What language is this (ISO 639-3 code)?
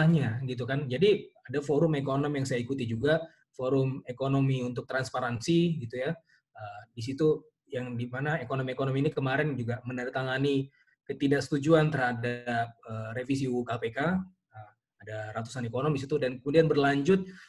ind